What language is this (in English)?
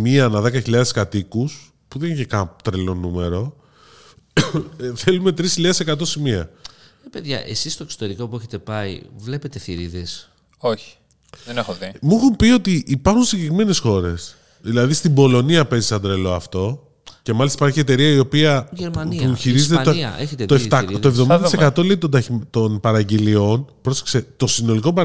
Greek